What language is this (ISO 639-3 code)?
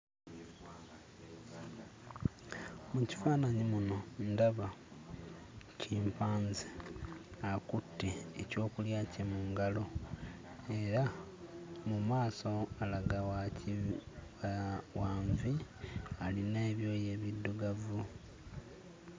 lug